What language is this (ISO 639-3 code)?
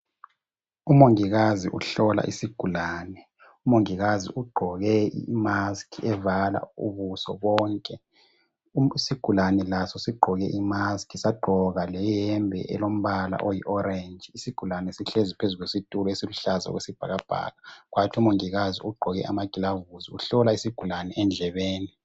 nde